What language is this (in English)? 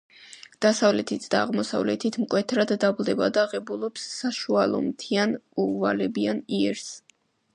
Georgian